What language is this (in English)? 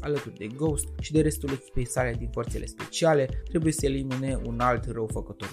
Romanian